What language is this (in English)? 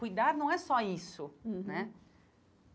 Portuguese